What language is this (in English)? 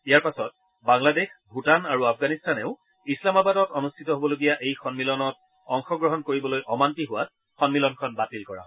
Assamese